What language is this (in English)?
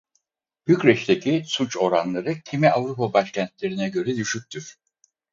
Turkish